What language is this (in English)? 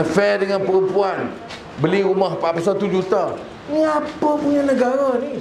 Malay